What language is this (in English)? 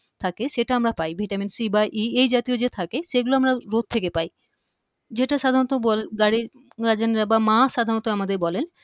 Bangla